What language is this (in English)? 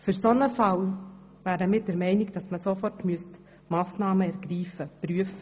Swiss German